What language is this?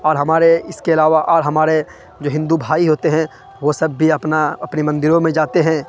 Urdu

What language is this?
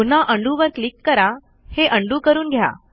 Marathi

